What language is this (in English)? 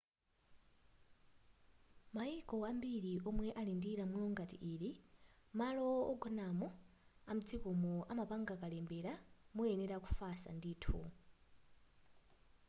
Nyanja